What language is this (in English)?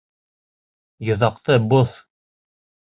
Bashkir